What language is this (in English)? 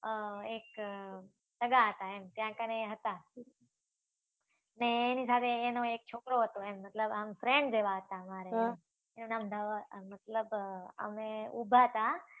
Gujarati